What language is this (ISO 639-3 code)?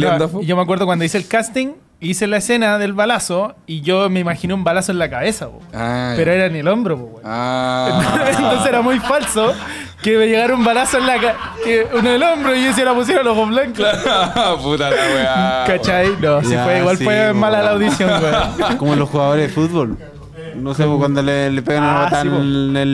spa